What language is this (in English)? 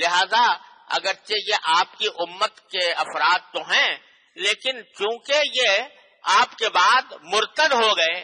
Hindi